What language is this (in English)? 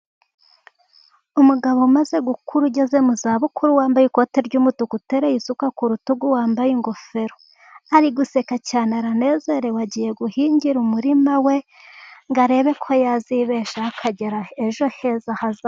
Kinyarwanda